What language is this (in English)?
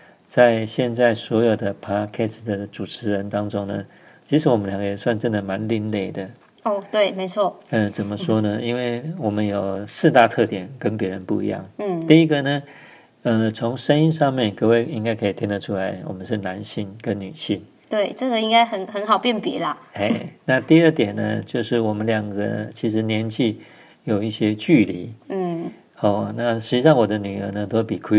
Chinese